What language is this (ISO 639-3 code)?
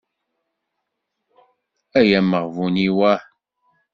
kab